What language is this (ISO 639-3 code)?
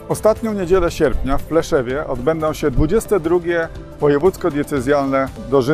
pol